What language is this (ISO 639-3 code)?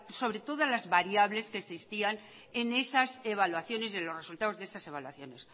spa